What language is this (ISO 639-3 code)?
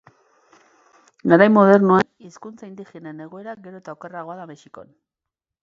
eus